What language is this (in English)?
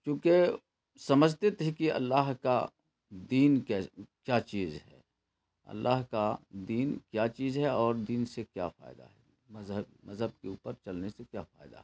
Urdu